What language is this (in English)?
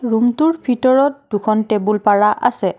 Assamese